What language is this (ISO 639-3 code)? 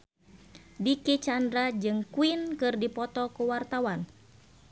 sun